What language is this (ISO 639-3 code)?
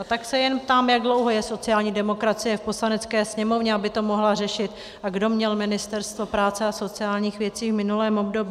ces